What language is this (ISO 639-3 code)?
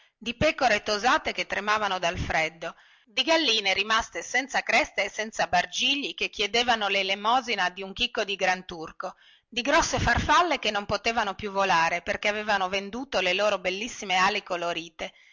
ita